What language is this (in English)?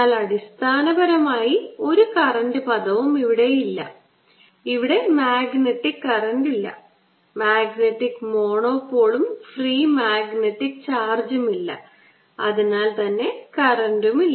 Malayalam